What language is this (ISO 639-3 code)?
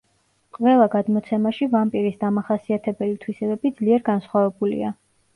kat